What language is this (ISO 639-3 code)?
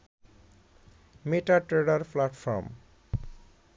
ben